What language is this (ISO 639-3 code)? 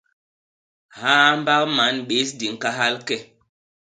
bas